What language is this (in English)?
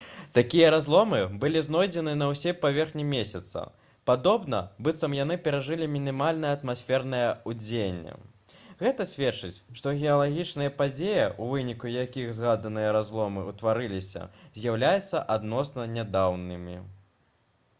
Belarusian